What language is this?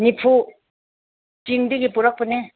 Manipuri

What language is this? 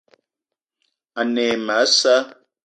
Eton (Cameroon)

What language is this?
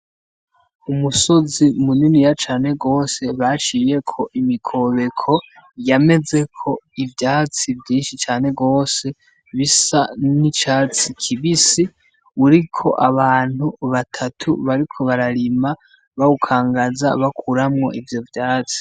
Rundi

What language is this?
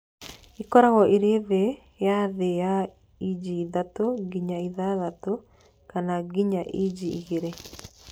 Kikuyu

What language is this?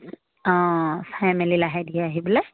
Assamese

